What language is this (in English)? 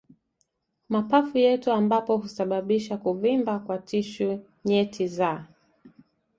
Swahili